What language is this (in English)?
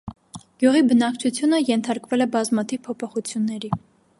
Armenian